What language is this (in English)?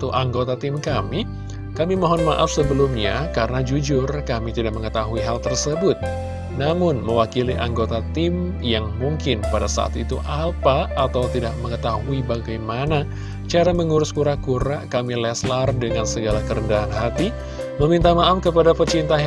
Indonesian